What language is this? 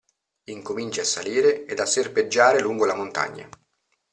Italian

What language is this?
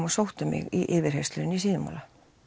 Icelandic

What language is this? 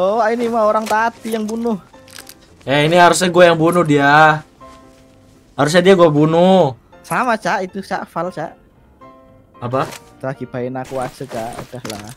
Indonesian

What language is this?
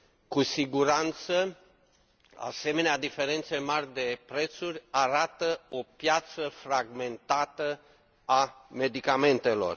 Romanian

